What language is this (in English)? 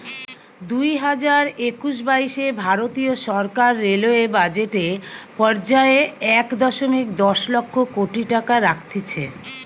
Bangla